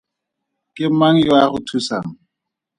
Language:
Tswana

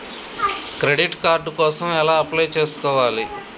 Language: Telugu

